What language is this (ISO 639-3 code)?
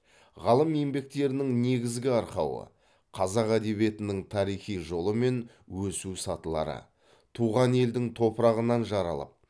kaz